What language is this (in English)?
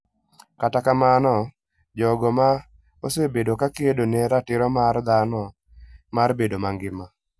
Luo (Kenya and Tanzania)